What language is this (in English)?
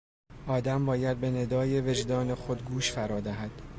Persian